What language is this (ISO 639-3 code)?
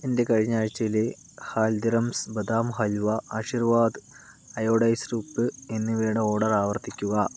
mal